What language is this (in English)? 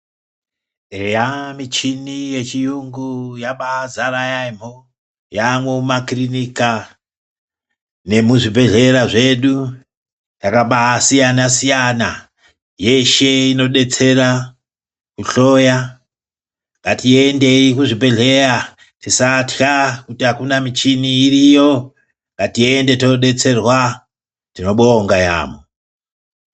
Ndau